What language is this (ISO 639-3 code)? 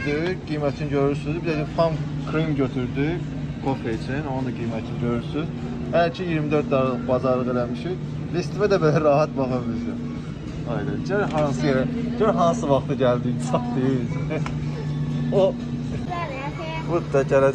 tur